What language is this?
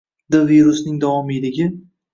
Uzbek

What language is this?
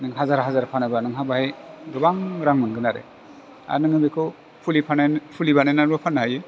Bodo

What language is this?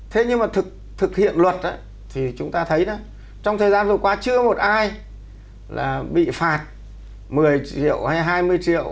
Vietnamese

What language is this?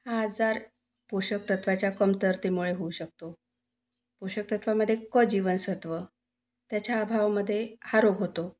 Marathi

